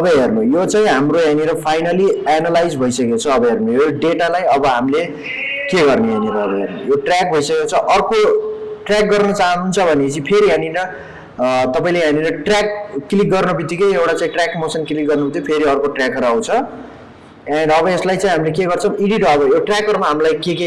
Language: Nepali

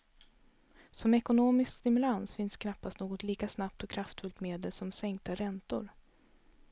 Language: Swedish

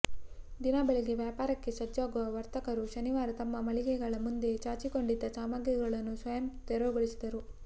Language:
Kannada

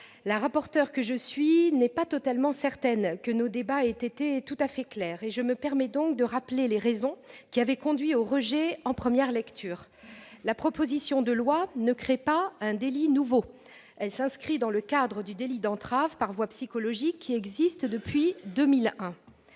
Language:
French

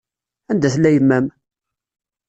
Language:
Kabyle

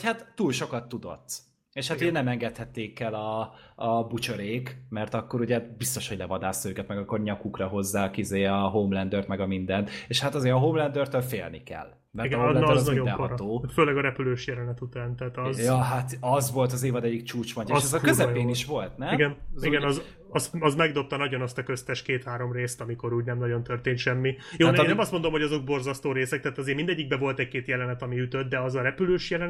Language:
Hungarian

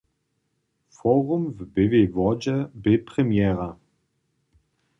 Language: Upper Sorbian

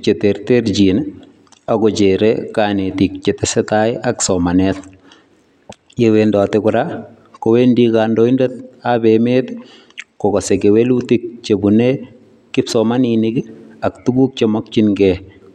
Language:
Kalenjin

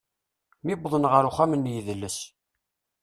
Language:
Kabyle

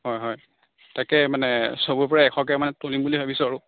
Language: Assamese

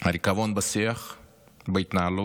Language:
Hebrew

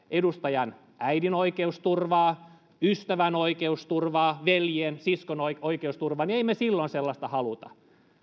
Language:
Finnish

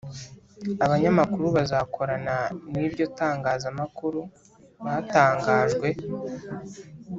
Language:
Kinyarwanda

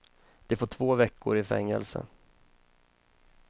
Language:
Swedish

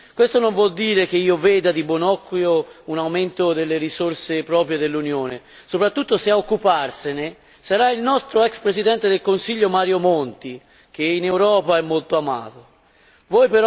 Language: Italian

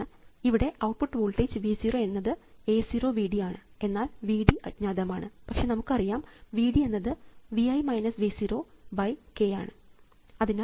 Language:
Malayalam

